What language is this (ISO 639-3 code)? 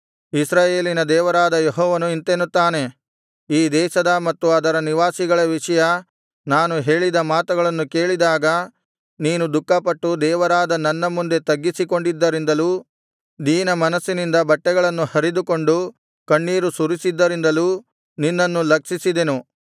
kan